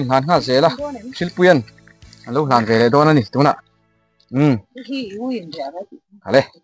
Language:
Thai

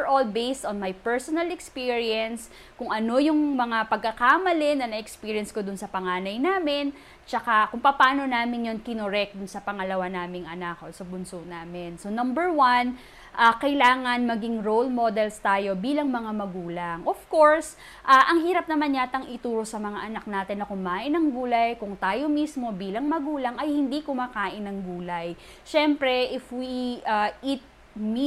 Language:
Filipino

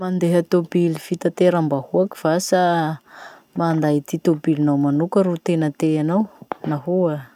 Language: Masikoro Malagasy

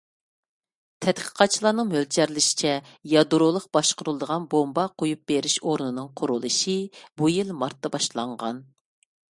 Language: Uyghur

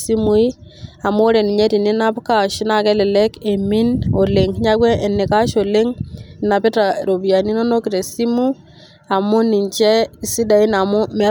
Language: Masai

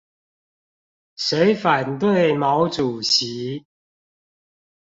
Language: Chinese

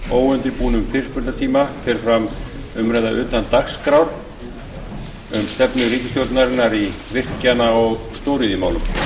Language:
Icelandic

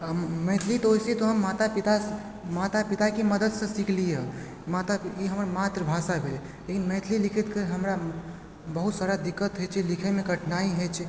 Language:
Maithili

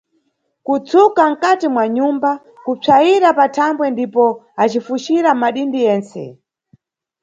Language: Nyungwe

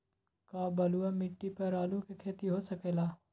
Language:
Magahi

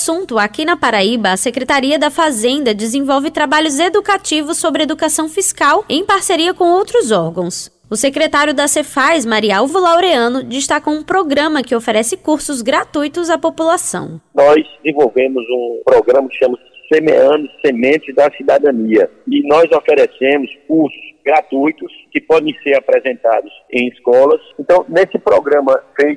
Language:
Portuguese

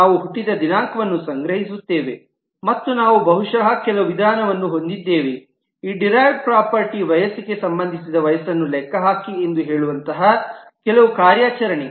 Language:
Kannada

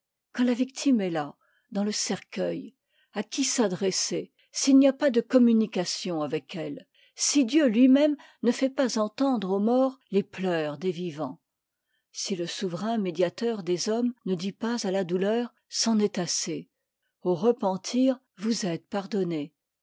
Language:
French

